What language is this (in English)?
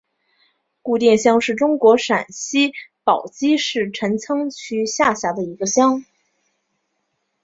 Chinese